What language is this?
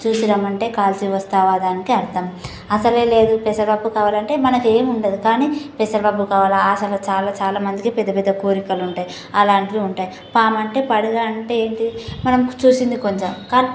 Telugu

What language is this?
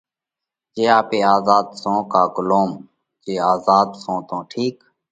Parkari Koli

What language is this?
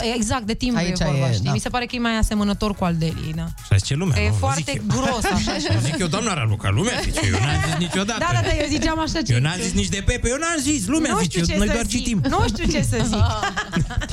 Romanian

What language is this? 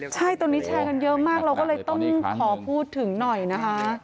Thai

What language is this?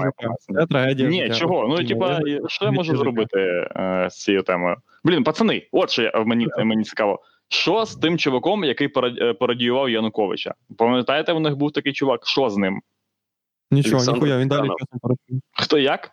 Ukrainian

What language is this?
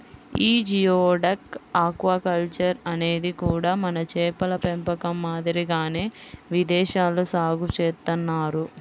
Telugu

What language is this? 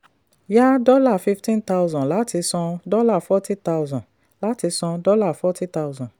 Yoruba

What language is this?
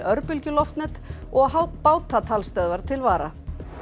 Icelandic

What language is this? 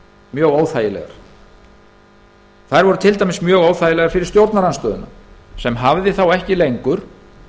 Icelandic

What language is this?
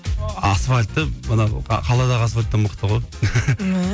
Kazakh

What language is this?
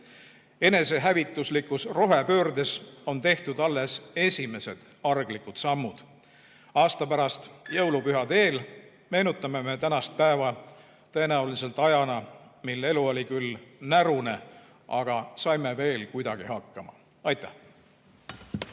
Estonian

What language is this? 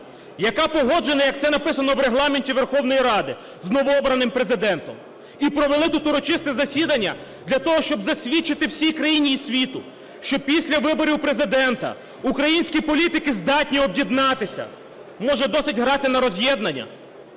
Ukrainian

